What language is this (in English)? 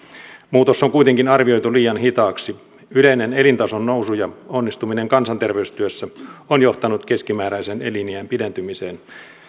Finnish